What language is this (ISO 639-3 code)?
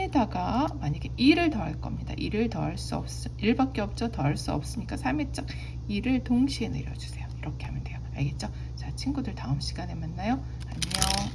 kor